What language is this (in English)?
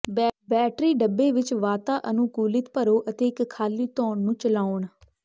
Punjabi